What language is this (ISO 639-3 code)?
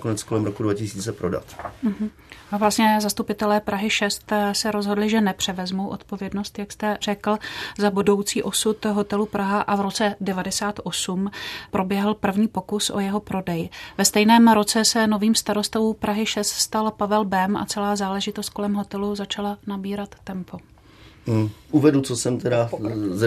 ces